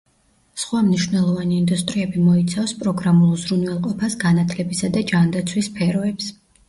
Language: Georgian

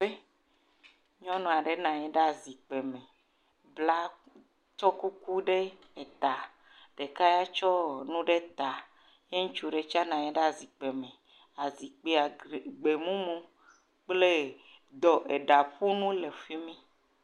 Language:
Ewe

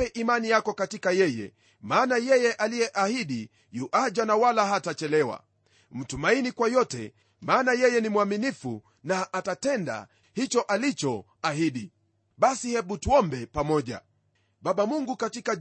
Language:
Swahili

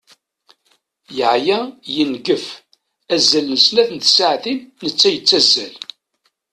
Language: Kabyle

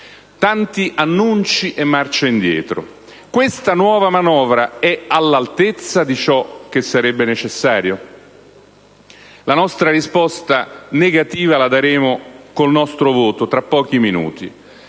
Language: Italian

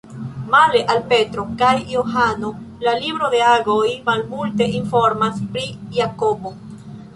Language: Esperanto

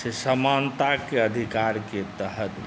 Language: Maithili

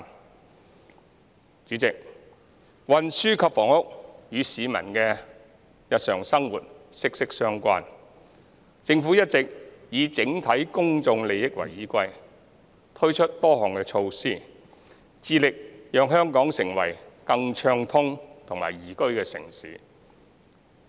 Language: Cantonese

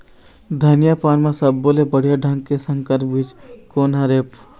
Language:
Chhattisgarhi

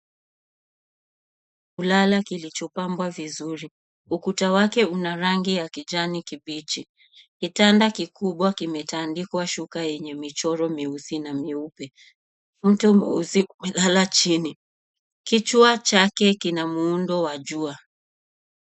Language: Swahili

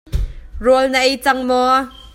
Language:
Hakha Chin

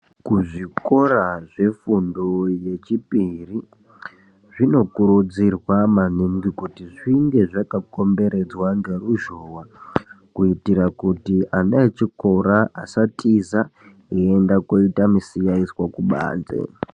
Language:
Ndau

